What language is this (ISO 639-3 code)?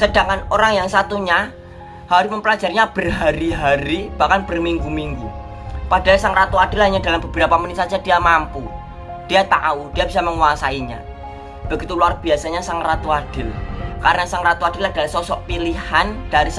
ind